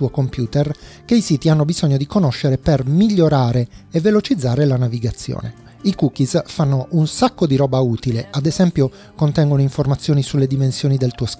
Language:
Italian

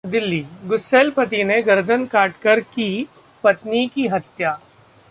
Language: Hindi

